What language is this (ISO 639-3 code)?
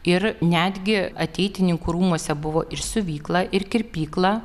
lit